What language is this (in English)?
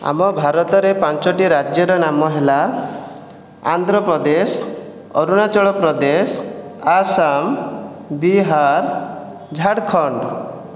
Odia